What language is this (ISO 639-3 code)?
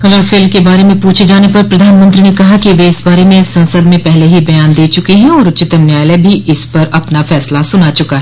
hin